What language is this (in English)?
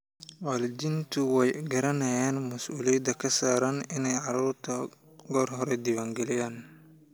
Somali